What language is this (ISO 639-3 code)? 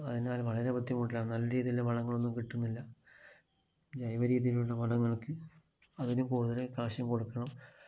mal